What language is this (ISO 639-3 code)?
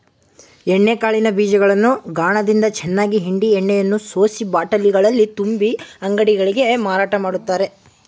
kan